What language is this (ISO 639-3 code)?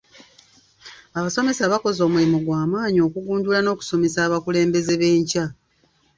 lug